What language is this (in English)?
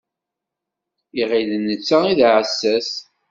Kabyle